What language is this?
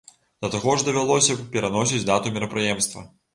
Belarusian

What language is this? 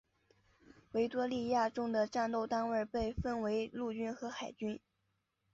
Chinese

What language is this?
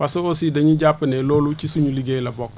Wolof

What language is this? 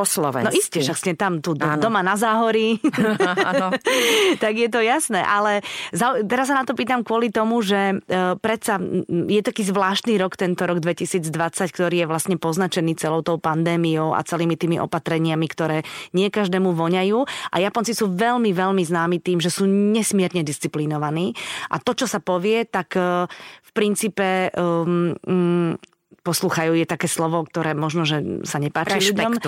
Slovak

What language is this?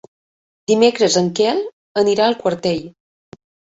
Catalan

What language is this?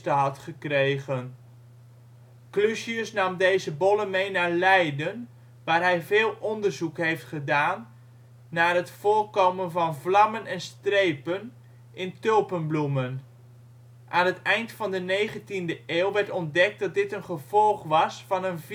Dutch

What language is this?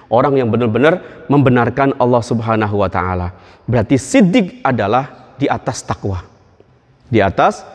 Indonesian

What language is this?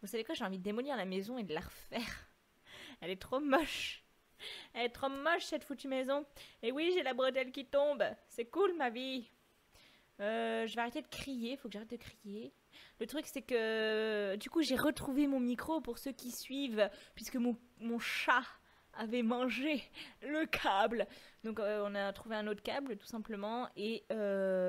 French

